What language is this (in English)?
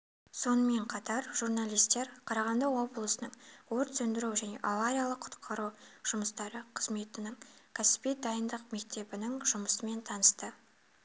Kazakh